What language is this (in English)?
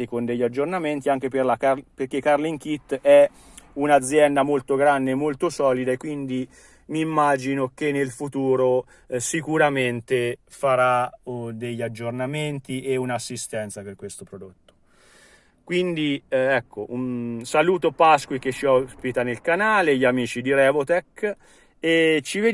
Italian